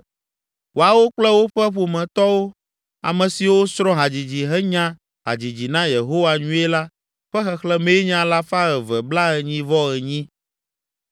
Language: Ewe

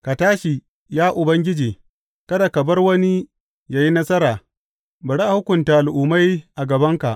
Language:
Hausa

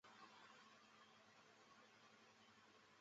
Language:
Chinese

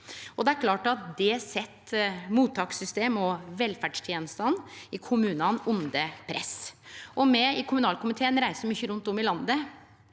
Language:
Norwegian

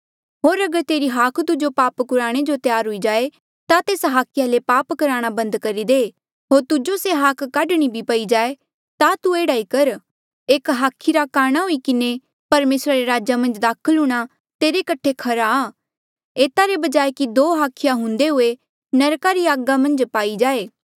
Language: Mandeali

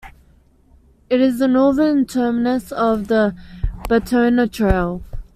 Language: English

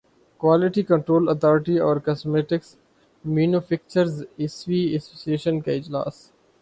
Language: Urdu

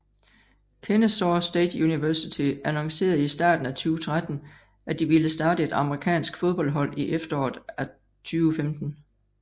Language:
Danish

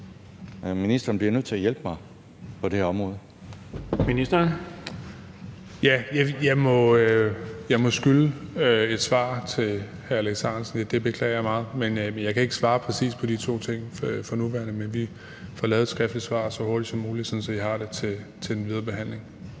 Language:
Danish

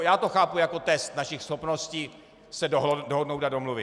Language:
Czech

